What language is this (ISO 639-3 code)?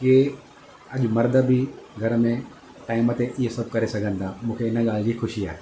snd